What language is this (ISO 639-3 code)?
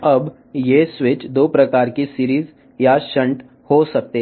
tel